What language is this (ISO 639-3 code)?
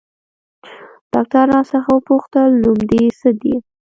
pus